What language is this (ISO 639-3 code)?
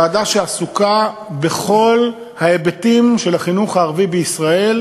heb